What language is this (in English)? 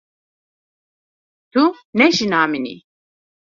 Kurdish